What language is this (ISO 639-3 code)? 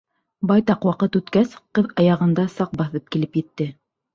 bak